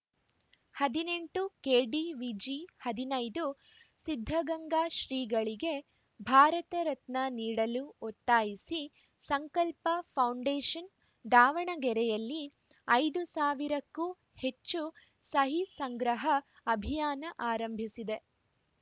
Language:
Kannada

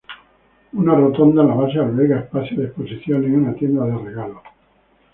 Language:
Spanish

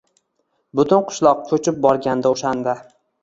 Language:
Uzbek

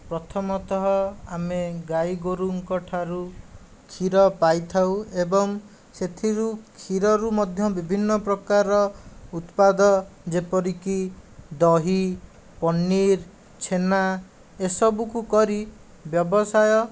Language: Odia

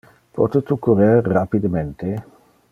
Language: Interlingua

